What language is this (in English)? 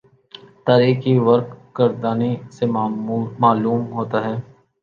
Urdu